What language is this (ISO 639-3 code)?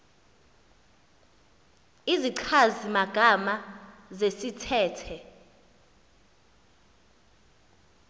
xho